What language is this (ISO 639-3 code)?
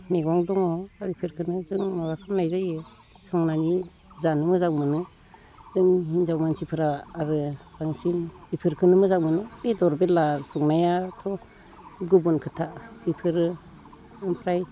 brx